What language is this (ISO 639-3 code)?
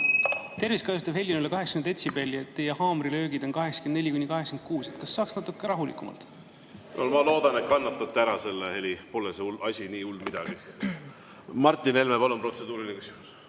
est